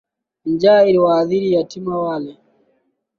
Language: Swahili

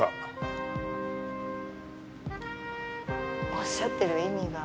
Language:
Japanese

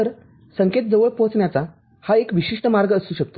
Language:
Marathi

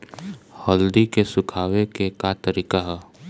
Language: Bhojpuri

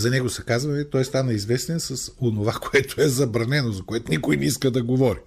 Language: Bulgarian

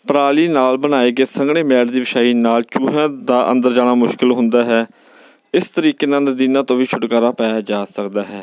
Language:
Punjabi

